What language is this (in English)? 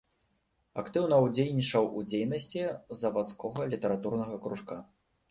Belarusian